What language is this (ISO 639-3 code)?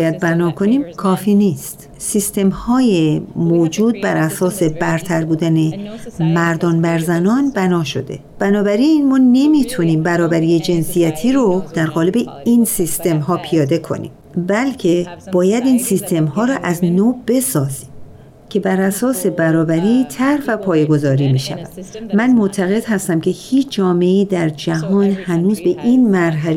fas